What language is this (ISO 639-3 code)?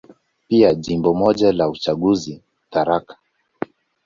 swa